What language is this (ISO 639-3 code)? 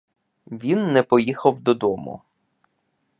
ukr